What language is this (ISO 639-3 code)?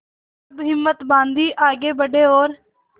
hin